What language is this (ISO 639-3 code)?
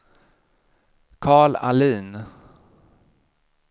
swe